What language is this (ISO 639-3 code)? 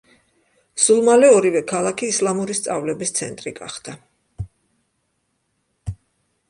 kat